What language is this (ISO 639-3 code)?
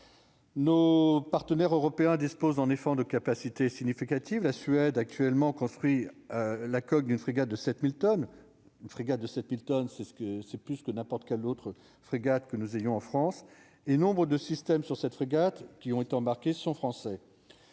fra